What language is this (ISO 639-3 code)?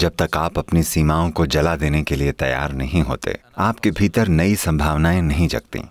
hin